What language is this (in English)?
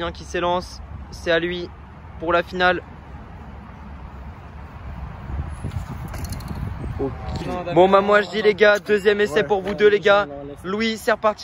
French